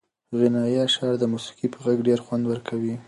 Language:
Pashto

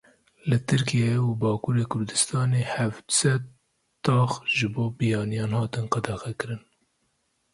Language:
Kurdish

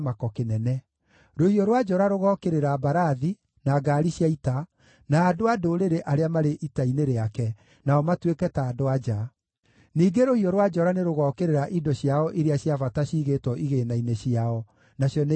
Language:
Kikuyu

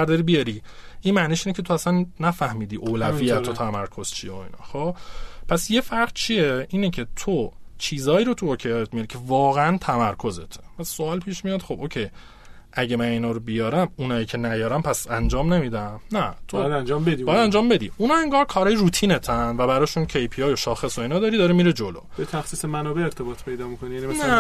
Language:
Persian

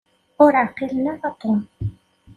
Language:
Kabyle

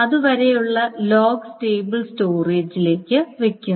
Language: Malayalam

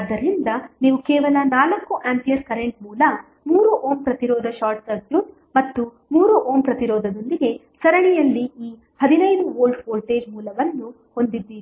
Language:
Kannada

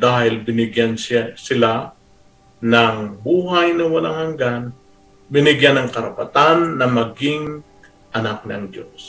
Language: Filipino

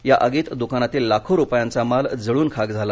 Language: Marathi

